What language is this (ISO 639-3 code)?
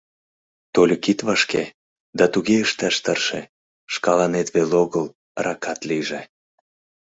chm